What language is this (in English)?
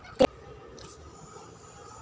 Marathi